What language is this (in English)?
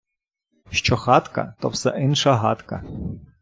Ukrainian